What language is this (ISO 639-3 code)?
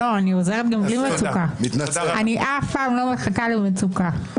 heb